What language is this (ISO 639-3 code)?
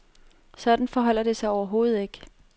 dan